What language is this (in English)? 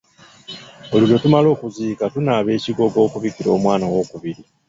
Ganda